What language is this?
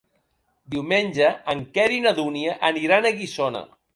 Catalan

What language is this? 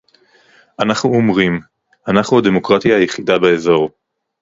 Hebrew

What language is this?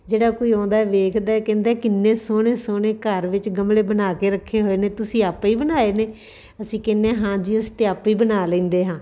Punjabi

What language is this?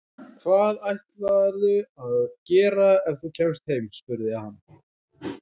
Icelandic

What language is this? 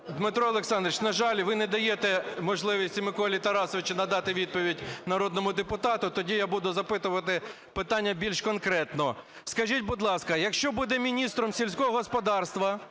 Ukrainian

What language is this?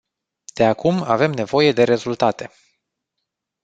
Romanian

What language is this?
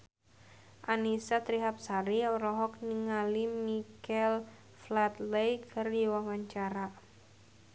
Sundanese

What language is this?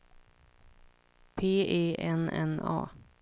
Swedish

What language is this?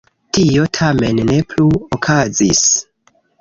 Esperanto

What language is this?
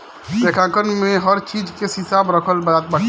Bhojpuri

